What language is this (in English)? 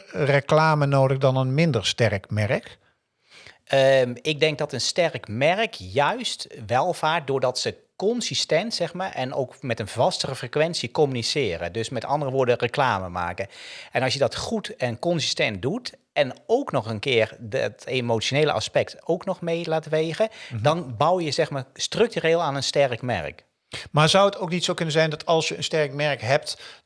Dutch